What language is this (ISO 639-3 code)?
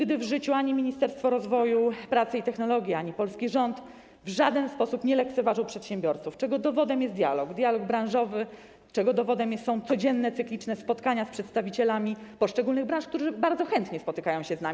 pol